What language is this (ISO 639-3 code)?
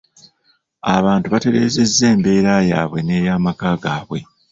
lug